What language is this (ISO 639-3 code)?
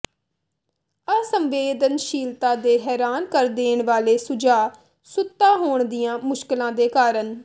pan